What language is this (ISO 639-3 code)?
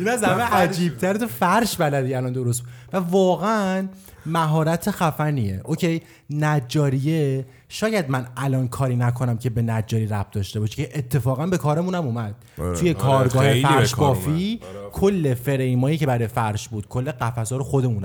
fas